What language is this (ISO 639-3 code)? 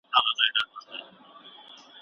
pus